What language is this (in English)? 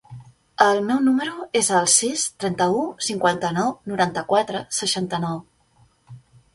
Catalan